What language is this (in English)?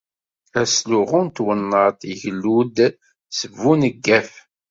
Kabyle